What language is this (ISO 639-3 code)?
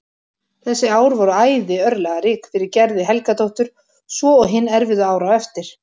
isl